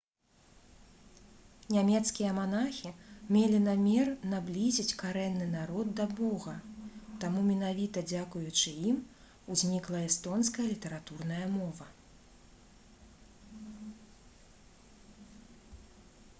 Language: Belarusian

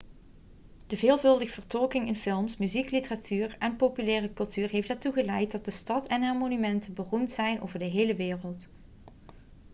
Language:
Dutch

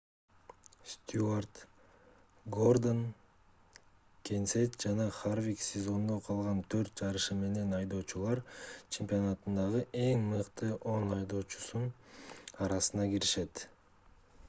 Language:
Kyrgyz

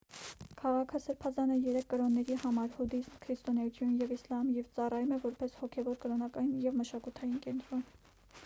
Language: Armenian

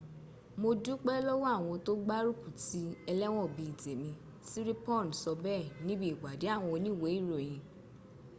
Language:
Yoruba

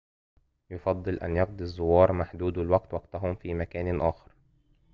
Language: Arabic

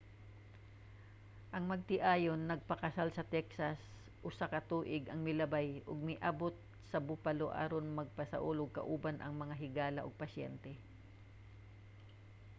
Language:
Cebuano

